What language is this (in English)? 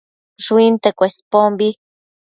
Matsés